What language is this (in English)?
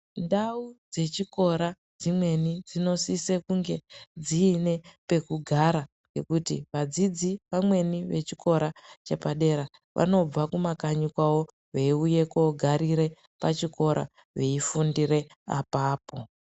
Ndau